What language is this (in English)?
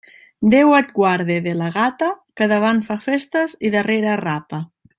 Catalan